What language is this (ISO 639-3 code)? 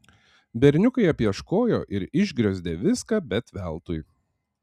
lit